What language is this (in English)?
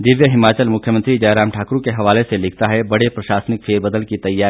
Hindi